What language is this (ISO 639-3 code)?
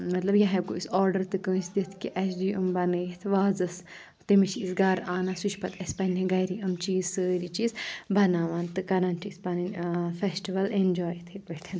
kas